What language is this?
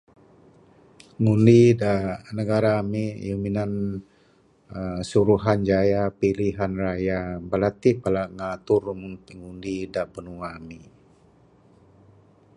Bukar-Sadung Bidayuh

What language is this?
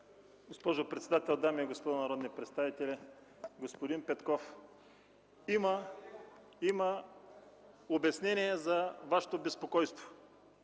Bulgarian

